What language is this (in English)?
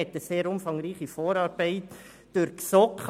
Swiss German